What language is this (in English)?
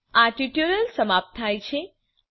Gujarati